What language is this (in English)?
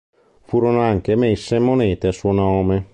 Italian